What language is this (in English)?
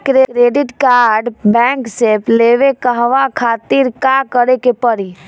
Bhojpuri